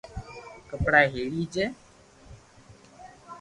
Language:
Loarki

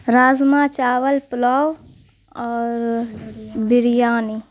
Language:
Urdu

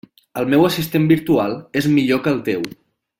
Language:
Catalan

